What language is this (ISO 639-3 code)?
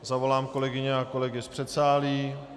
ces